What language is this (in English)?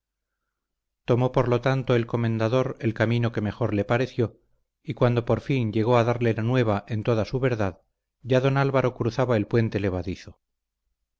Spanish